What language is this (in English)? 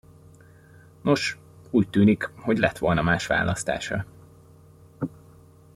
Hungarian